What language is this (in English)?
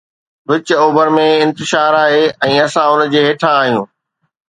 Sindhi